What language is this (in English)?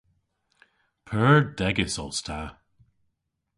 Cornish